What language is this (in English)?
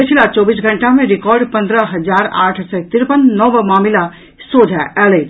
Maithili